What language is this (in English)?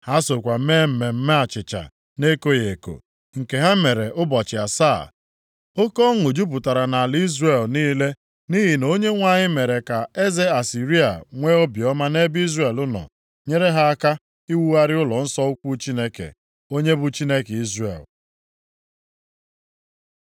Igbo